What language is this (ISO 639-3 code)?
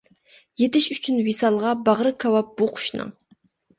uig